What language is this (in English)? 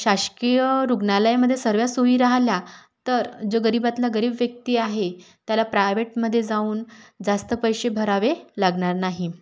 Marathi